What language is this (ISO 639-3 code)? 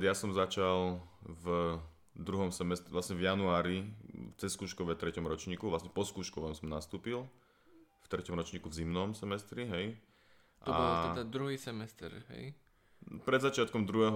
slk